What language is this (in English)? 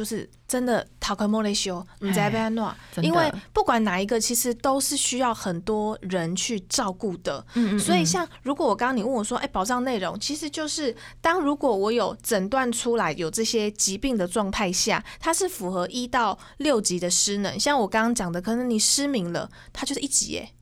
Chinese